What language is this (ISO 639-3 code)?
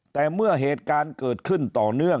tha